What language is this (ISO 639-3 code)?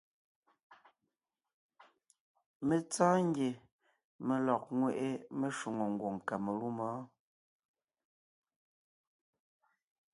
nnh